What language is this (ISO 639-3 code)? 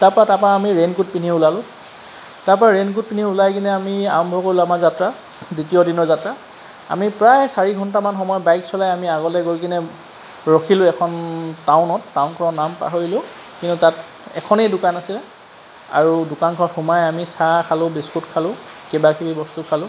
asm